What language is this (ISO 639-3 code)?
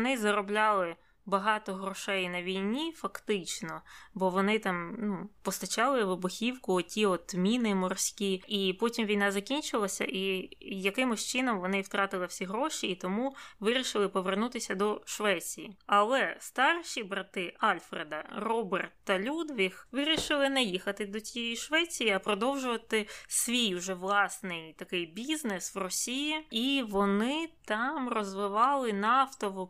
ukr